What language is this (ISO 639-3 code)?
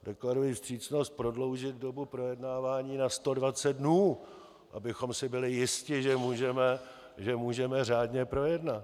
ces